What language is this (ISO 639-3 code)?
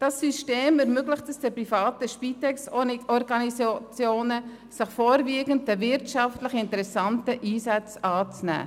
gsw